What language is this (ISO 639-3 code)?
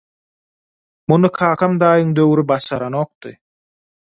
tuk